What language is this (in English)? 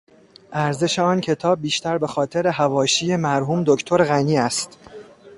Persian